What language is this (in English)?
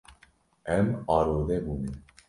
Kurdish